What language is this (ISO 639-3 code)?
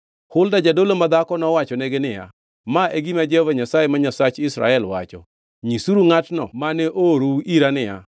luo